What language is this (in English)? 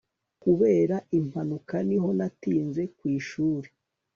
Kinyarwanda